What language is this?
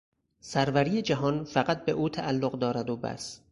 Persian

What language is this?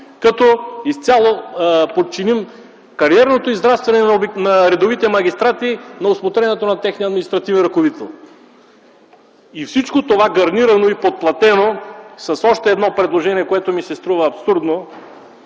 Bulgarian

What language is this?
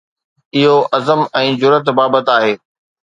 Sindhi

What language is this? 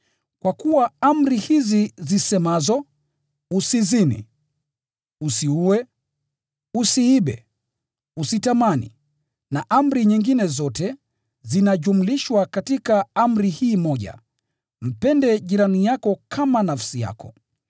Swahili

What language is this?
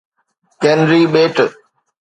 Sindhi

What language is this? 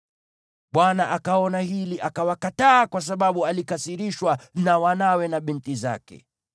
Swahili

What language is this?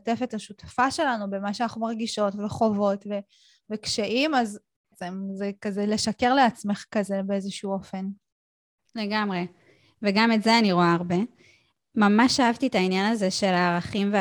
Hebrew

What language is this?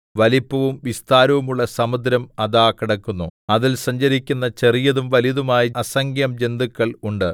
Malayalam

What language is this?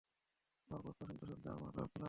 Bangla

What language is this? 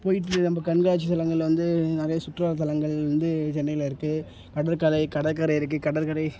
Tamil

